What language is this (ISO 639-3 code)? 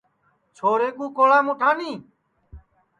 ssi